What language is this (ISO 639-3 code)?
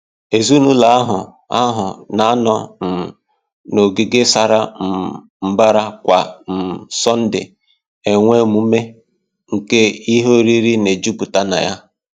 ibo